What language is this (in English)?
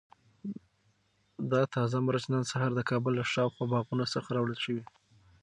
Pashto